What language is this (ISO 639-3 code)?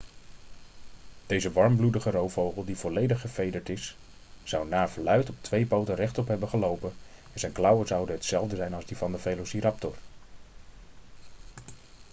nld